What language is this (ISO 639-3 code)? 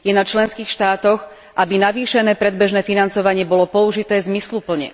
slk